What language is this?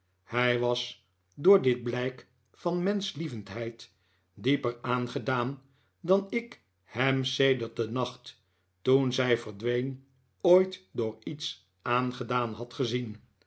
Dutch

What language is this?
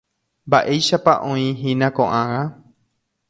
Guarani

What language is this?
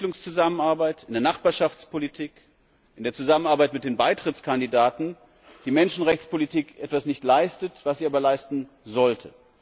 German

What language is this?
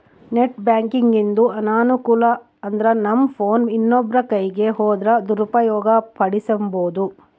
Kannada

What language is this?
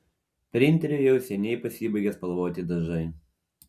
Lithuanian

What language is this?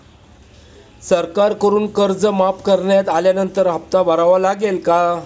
Marathi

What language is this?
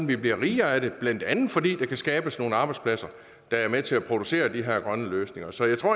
Danish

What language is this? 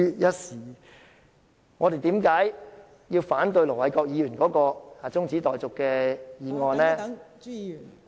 Cantonese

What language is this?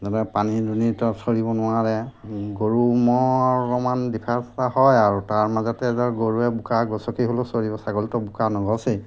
Assamese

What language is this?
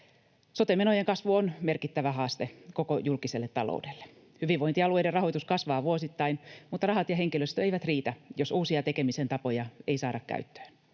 Finnish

